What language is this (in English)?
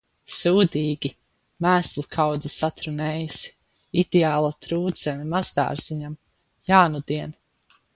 Latvian